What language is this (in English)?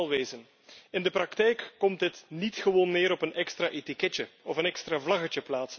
Dutch